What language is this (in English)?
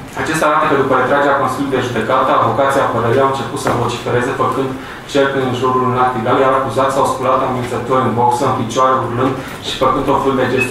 Romanian